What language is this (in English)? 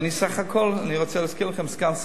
Hebrew